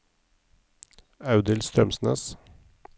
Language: Norwegian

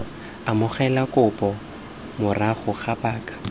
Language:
Tswana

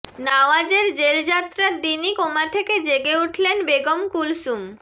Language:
Bangla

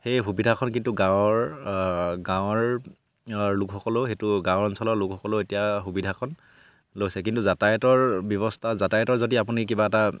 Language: Assamese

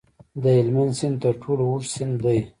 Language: Pashto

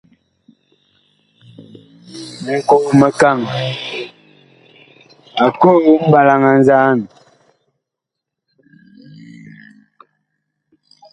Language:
Bakoko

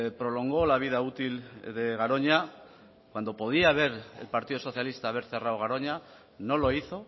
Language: Spanish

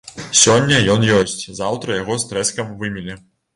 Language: Belarusian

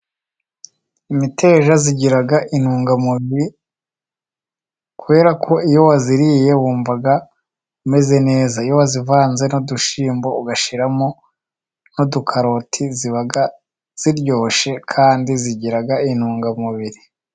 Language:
Kinyarwanda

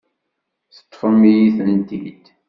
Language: Kabyle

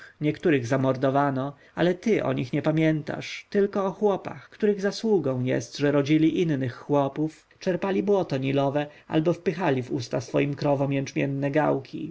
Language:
Polish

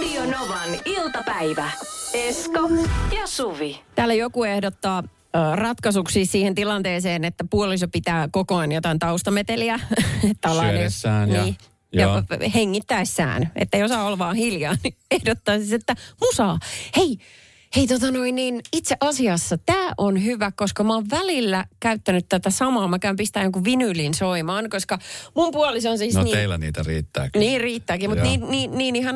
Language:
Finnish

